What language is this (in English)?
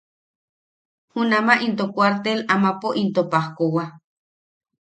Yaqui